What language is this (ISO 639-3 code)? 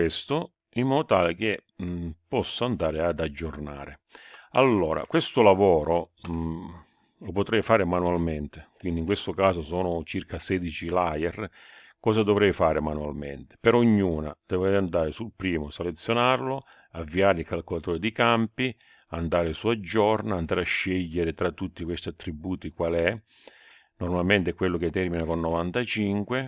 ita